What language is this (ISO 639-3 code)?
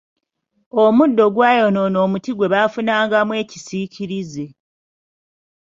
lug